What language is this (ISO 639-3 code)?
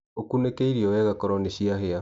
kik